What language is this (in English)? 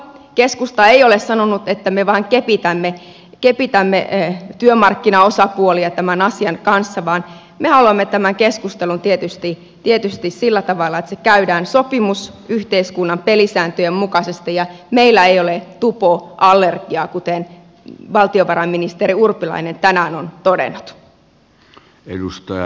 Finnish